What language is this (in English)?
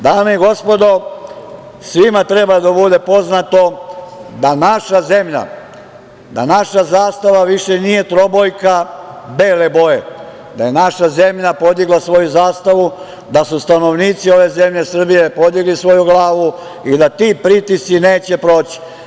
Serbian